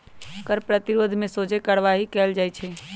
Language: Magahi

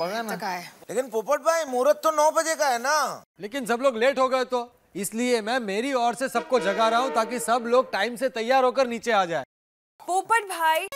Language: Hindi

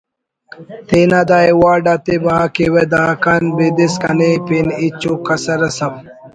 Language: Brahui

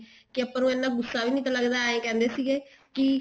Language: Punjabi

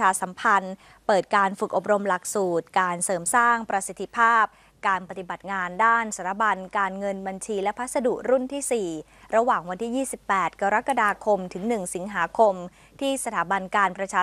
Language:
Thai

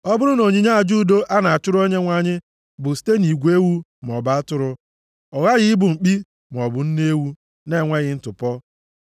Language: Igbo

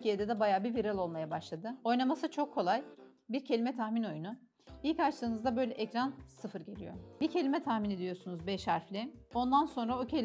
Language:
Turkish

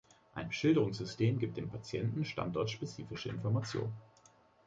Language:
German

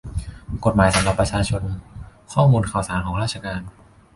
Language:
Thai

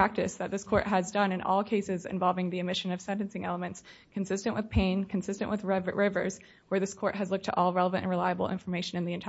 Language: English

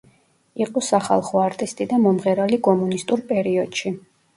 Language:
Georgian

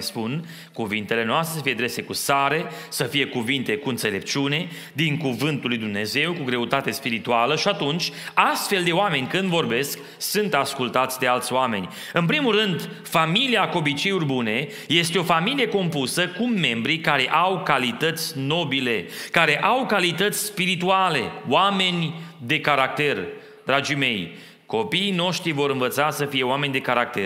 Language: Romanian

